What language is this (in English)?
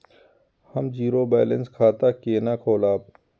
Maithili